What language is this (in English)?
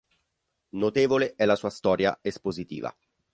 Italian